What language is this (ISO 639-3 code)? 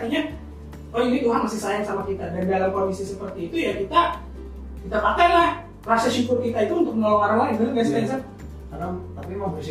ind